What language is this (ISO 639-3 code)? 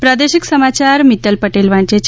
guj